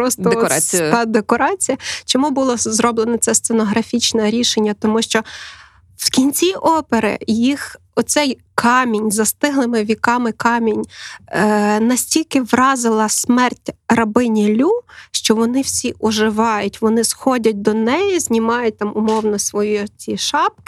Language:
Ukrainian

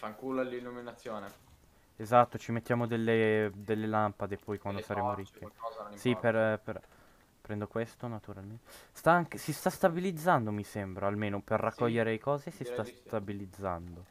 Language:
Italian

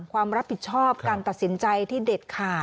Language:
Thai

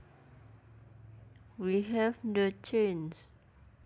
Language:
Javanese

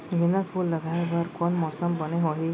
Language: Chhattisgarhi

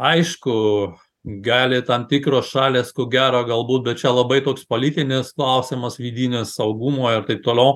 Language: Lithuanian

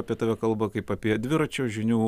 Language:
Lithuanian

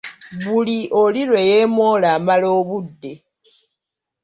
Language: Ganda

